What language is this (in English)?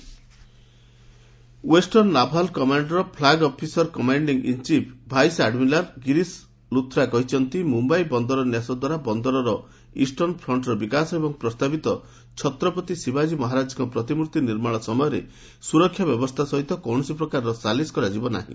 Odia